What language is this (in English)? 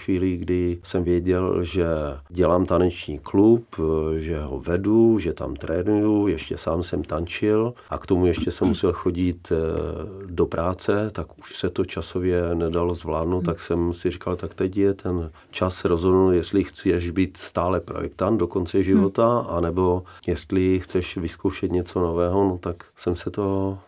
Czech